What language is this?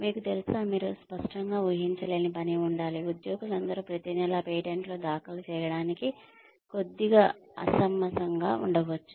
Telugu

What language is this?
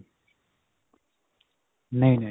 Punjabi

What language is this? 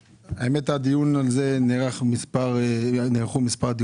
Hebrew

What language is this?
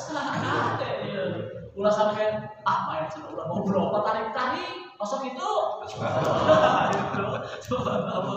Indonesian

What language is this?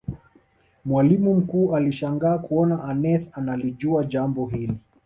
Swahili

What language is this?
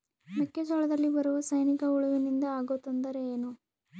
Kannada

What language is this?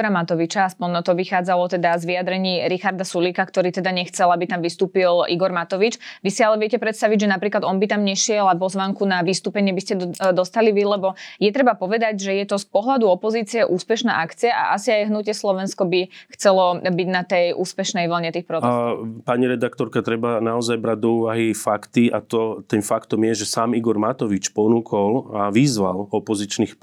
Slovak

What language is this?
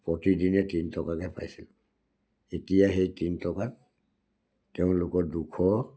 Assamese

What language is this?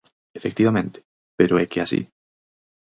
Galician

